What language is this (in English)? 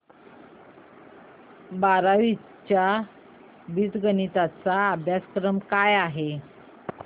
Marathi